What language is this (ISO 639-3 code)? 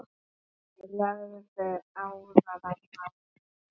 isl